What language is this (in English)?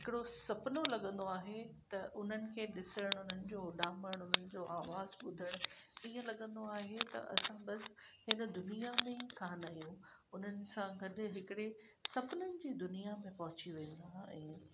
Sindhi